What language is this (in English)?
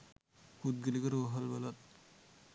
Sinhala